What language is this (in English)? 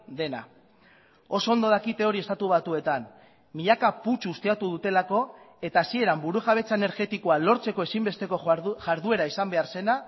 Basque